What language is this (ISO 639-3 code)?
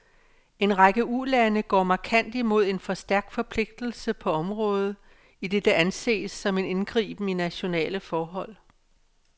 dan